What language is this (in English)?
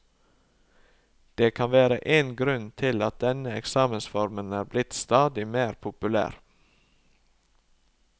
Norwegian